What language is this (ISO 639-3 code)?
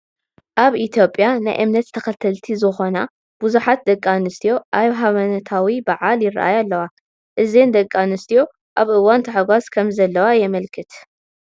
tir